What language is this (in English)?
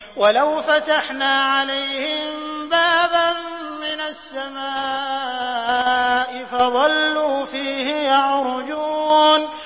Arabic